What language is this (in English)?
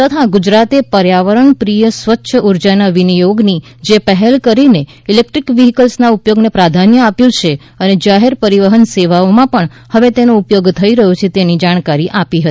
Gujarati